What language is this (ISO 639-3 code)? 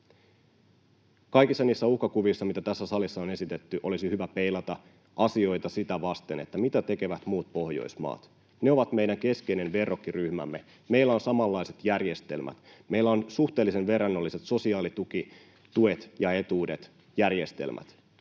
fin